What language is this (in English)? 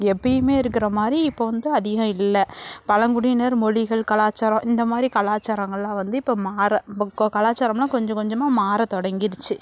Tamil